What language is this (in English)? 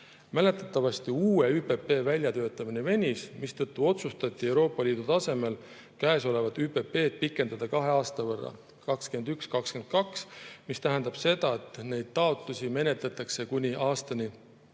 Estonian